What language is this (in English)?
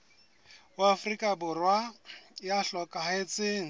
Southern Sotho